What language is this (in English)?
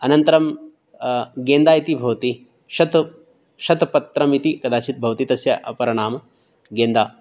Sanskrit